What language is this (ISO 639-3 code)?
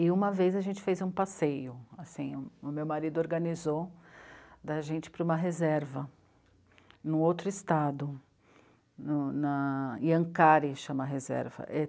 por